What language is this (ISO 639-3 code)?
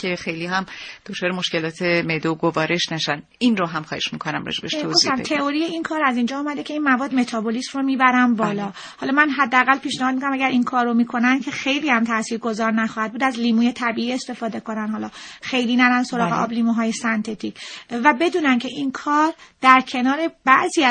fas